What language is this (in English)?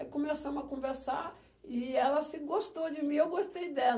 Portuguese